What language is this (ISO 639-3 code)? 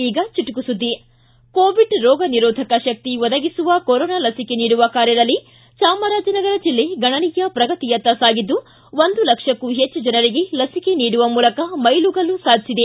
kan